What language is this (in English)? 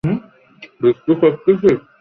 Bangla